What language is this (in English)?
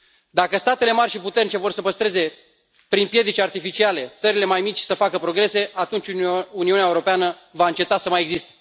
Romanian